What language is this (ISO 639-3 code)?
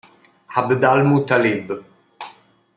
ita